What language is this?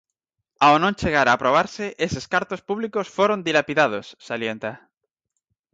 Galician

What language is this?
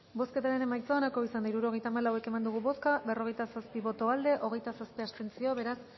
Basque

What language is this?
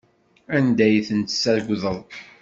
Kabyle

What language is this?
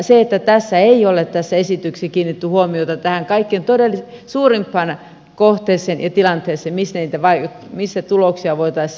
Finnish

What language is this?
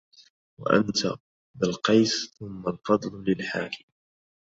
Arabic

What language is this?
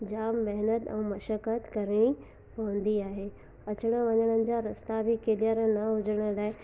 Sindhi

